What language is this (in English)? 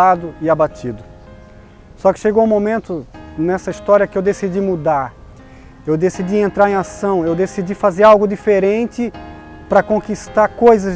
Portuguese